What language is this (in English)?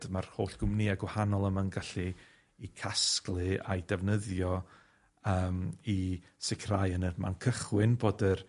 Welsh